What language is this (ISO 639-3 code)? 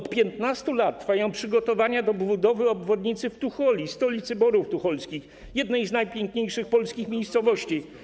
pol